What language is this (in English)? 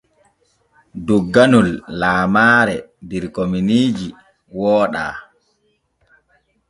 Borgu Fulfulde